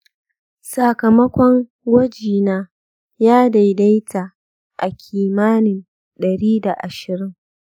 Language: Hausa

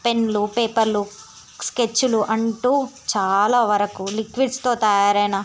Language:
Telugu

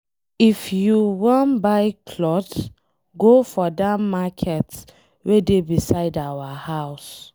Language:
Nigerian Pidgin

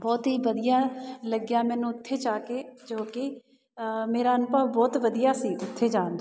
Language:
Punjabi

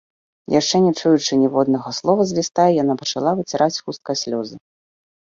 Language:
Belarusian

